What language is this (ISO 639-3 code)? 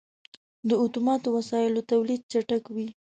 pus